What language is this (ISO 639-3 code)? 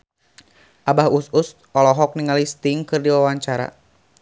sun